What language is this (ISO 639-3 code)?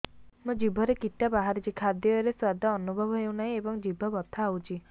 ori